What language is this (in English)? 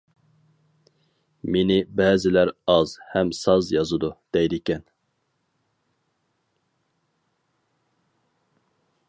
Uyghur